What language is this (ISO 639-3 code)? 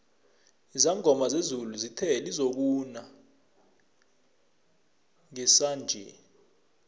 nbl